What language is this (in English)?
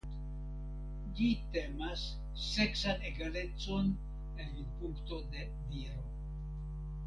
Esperanto